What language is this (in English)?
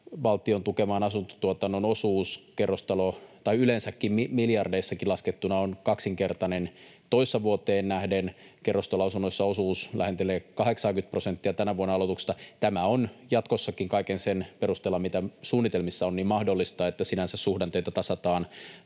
Finnish